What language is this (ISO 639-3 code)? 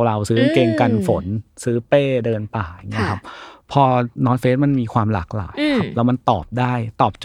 tha